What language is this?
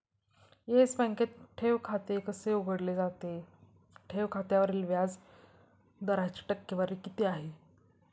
Marathi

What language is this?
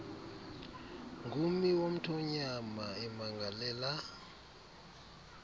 Xhosa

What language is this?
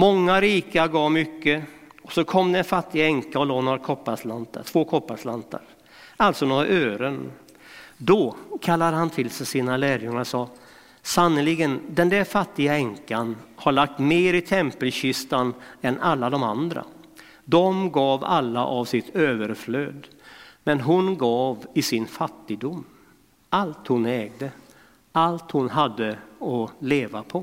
Swedish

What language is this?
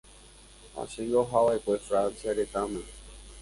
Guarani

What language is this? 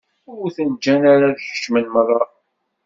Kabyle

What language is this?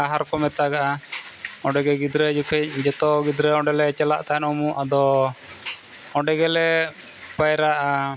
Santali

